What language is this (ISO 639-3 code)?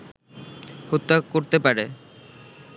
ben